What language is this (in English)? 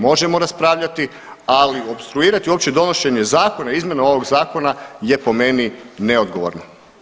Croatian